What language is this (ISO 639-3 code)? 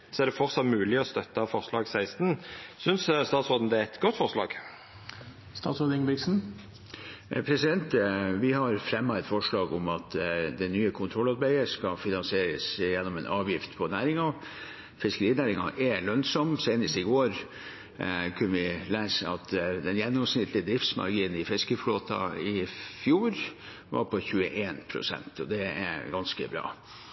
nor